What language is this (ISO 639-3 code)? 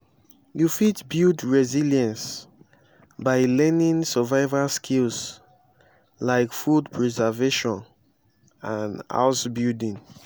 pcm